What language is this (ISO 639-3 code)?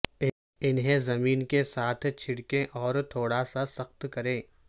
urd